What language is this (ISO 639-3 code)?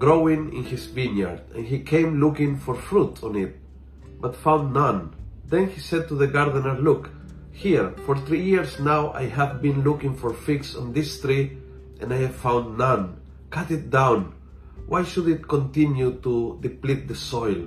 fil